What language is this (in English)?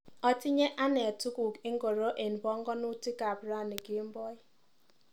Kalenjin